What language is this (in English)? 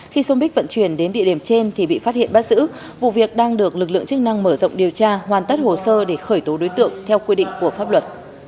Vietnamese